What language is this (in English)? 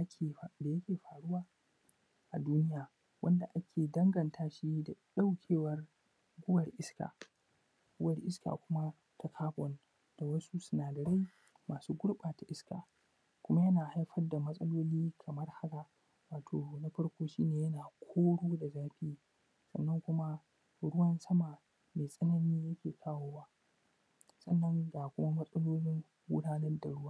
Hausa